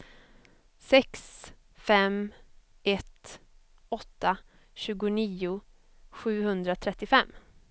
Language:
Swedish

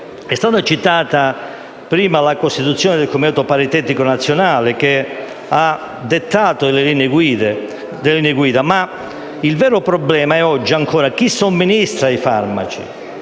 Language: Italian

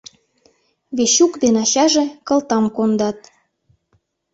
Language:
Mari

